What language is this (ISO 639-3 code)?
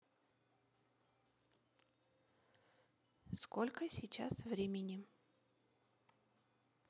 rus